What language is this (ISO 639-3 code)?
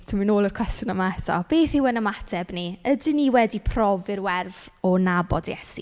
cym